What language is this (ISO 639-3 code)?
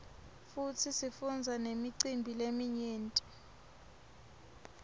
ssw